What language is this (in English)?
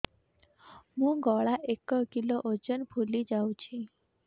Odia